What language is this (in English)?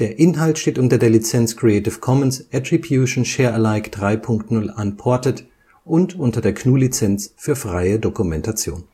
German